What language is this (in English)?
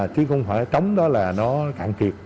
Vietnamese